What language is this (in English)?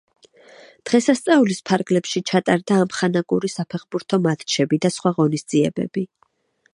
Georgian